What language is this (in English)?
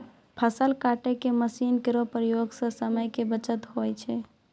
Maithili